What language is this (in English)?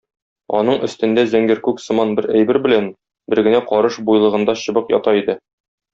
Tatar